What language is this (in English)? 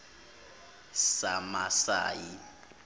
Zulu